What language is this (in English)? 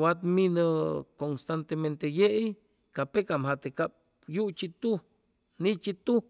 Chimalapa Zoque